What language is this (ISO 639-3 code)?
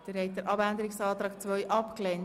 gsw